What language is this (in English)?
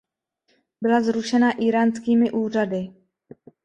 Czech